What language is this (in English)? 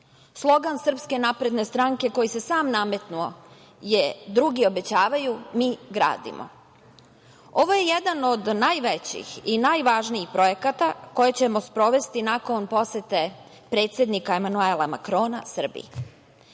Serbian